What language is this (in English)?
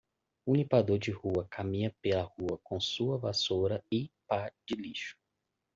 Portuguese